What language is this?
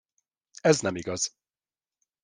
Hungarian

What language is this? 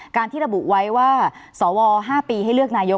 Thai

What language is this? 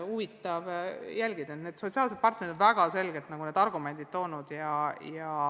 Estonian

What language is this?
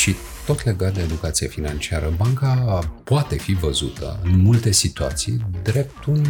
Romanian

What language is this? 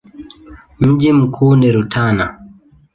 Swahili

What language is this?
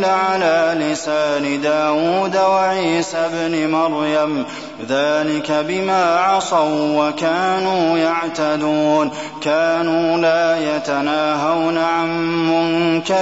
Arabic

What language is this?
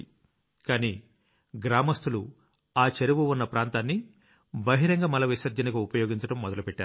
Telugu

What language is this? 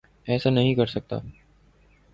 Urdu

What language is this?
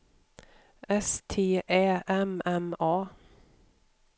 Swedish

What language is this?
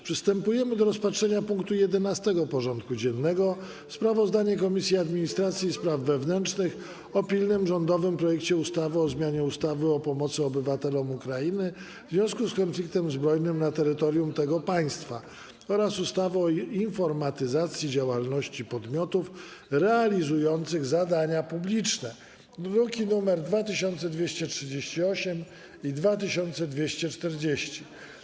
Polish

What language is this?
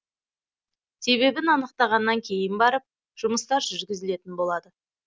Kazakh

